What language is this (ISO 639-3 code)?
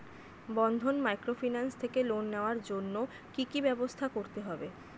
ben